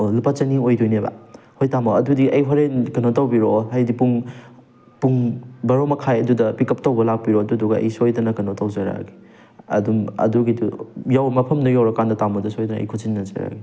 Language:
Manipuri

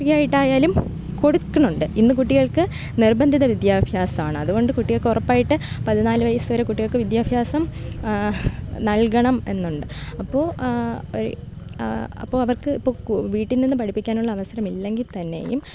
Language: Malayalam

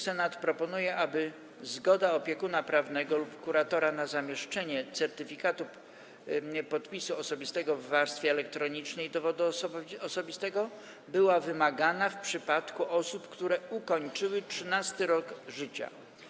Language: Polish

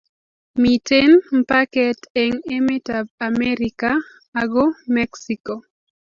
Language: Kalenjin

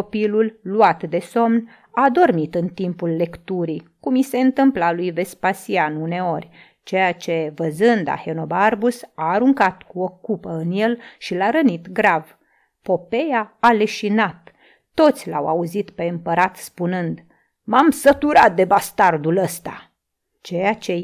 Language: Romanian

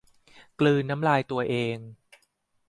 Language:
Thai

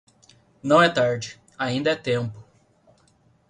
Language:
Portuguese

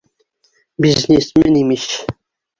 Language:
Bashkir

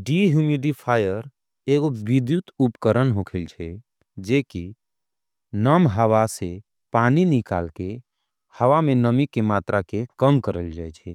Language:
Angika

